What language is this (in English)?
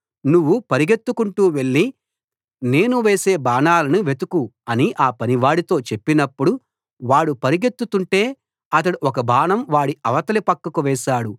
Telugu